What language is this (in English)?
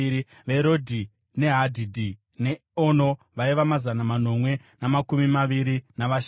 Shona